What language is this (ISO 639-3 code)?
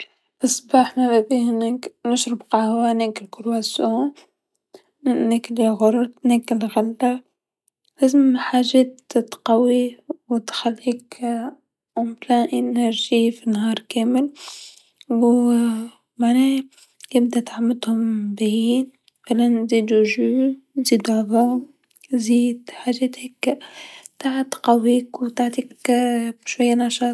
aeb